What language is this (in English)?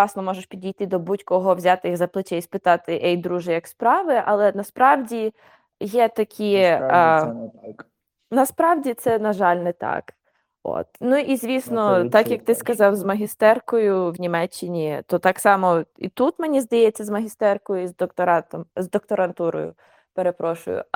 Ukrainian